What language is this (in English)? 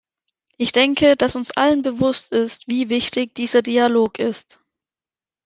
German